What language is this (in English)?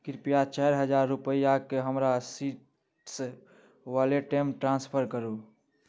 Maithili